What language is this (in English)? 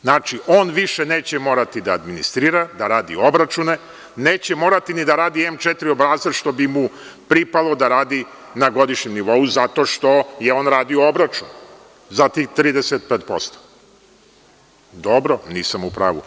Serbian